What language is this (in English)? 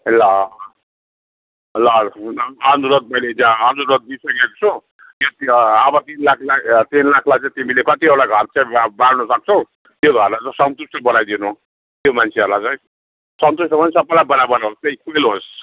Nepali